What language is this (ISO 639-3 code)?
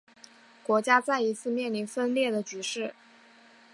zho